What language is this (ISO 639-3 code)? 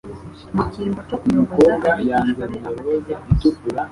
kin